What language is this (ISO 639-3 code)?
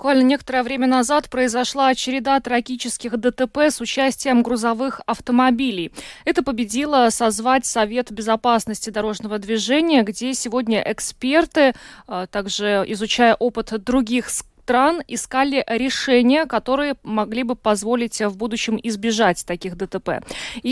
rus